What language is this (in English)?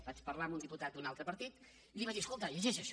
Catalan